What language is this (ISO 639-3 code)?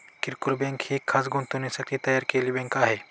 mar